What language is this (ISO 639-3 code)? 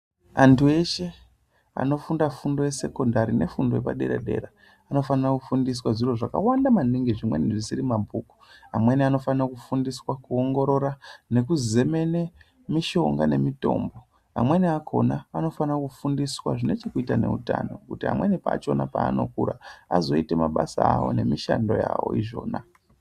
ndc